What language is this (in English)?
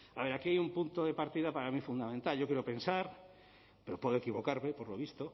Spanish